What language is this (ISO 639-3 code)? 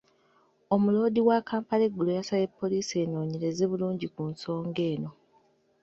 lug